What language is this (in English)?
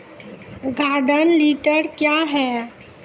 Maithili